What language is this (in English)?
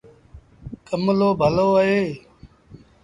Sindhi Bhil